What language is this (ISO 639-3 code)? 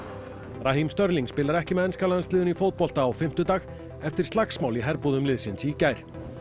isl